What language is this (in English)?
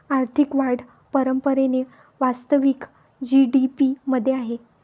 Marathi